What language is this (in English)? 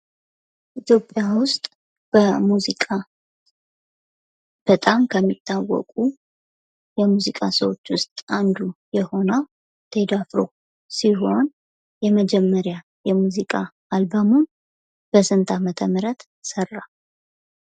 Amharic